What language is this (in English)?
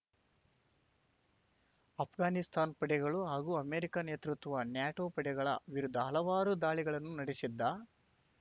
Kannada